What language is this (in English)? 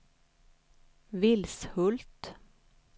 Swedish